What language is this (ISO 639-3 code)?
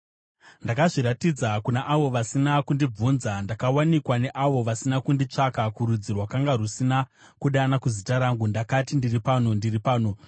sna